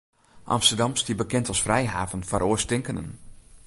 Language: Western Frisian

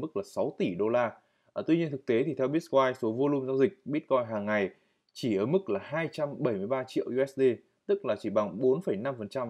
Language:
Vietnamese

